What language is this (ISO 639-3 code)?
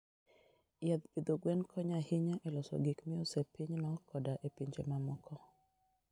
luo